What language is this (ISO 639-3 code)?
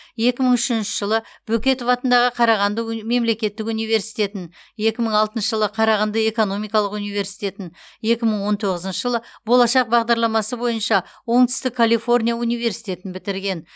kaz